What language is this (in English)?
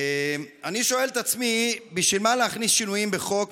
Hebrew